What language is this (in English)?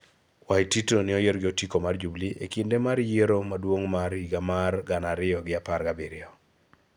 Luo (Kenya and Tanzania)